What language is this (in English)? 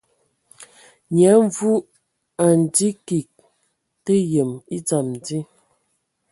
Ewondo